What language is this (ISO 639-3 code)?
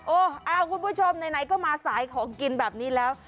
tha